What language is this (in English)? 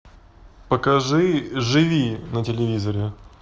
Russian